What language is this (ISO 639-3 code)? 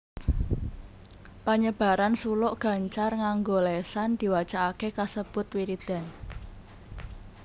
jav